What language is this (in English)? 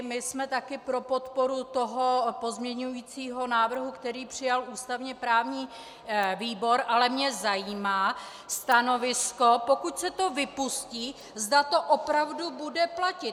Czech